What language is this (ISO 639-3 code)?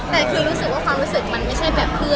tha